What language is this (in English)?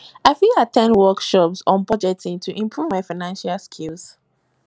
Nigerian Pidgin